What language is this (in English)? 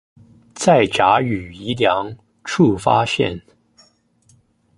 Chinese